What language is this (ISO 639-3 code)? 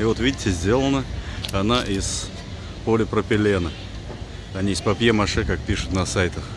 rus